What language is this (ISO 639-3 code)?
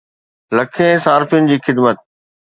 snd